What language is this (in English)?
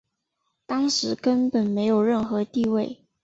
Chinese